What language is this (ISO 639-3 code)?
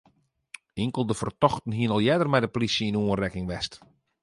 fry